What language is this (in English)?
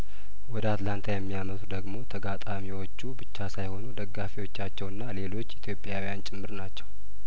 Amharic